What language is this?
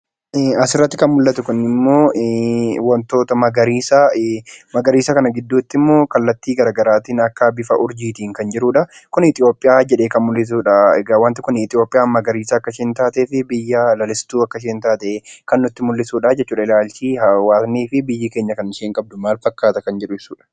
Oromo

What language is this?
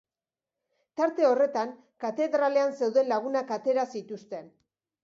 Basque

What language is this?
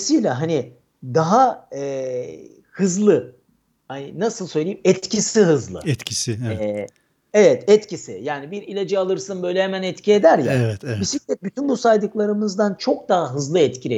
Turkish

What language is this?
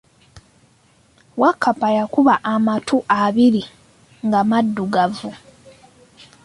Ganda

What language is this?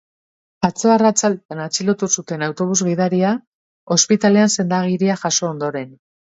Basque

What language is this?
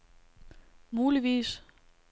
Danish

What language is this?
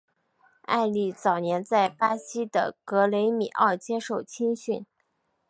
Chinese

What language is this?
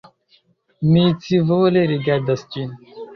Esperanto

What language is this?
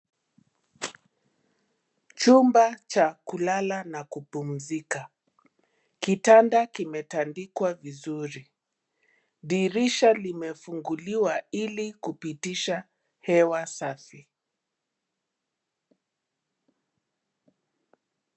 Swahili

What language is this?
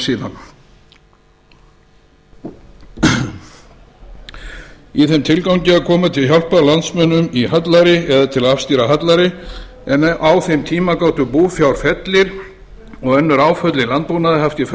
Icelandic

